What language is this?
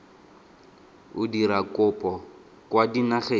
Tswana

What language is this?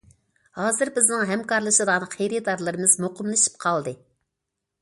Uyghur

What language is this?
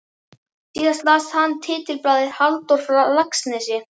Icelandic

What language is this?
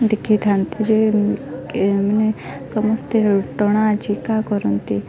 Odia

